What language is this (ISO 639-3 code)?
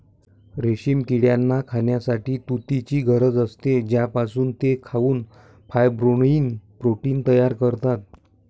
mar